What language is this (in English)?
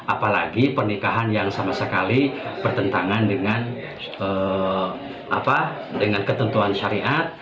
Indonesian